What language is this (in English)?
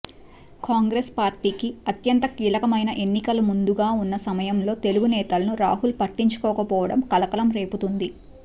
Telugu